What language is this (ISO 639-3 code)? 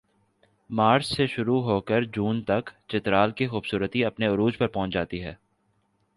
urd